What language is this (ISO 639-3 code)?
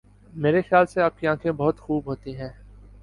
urd